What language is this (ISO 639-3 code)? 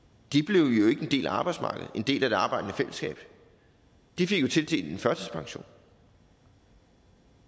dan